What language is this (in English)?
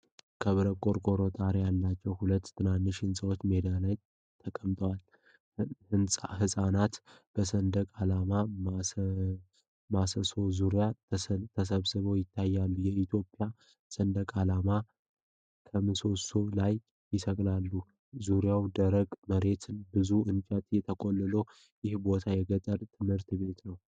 Amharic